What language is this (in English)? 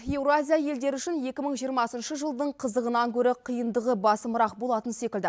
Kazakh